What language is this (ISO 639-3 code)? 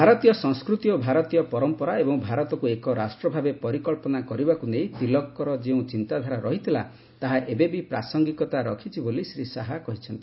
ori